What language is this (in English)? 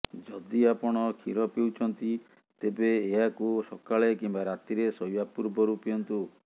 Odia